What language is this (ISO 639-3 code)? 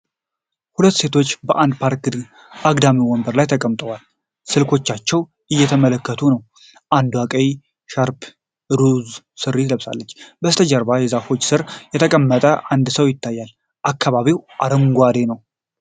amh